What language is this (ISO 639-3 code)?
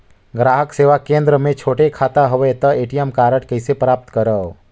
hne